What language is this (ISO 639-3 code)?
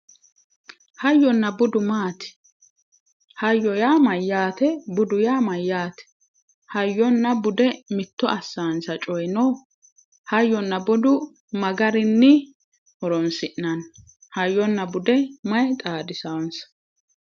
sid